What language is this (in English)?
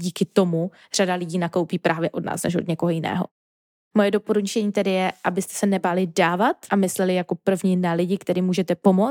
Czech